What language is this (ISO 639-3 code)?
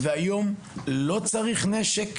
heb